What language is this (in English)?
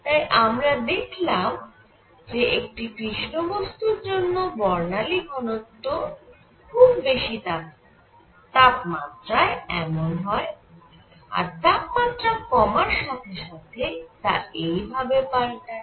Bangla